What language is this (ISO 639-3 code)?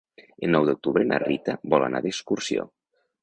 cat